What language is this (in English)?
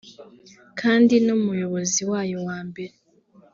Kinyarwanda